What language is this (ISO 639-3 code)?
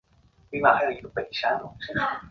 zho